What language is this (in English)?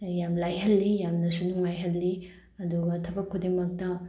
Manipuri